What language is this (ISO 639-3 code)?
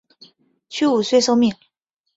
zho